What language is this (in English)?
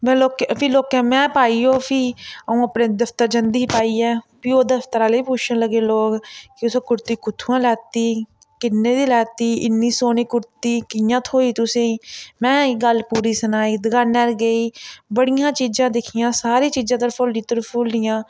Dogri